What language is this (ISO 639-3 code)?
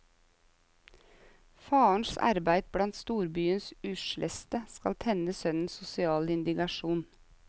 nor